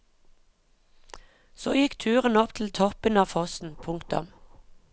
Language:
Norwegian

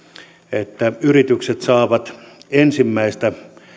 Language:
Finnish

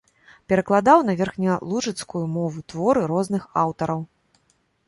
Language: Belarusian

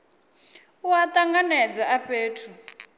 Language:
Venda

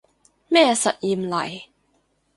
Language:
Cantonese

